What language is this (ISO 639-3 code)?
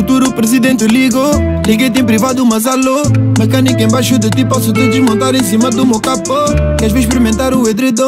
ron